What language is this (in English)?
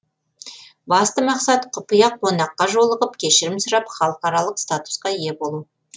Kazakh